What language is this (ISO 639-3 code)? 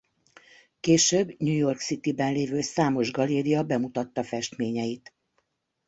hun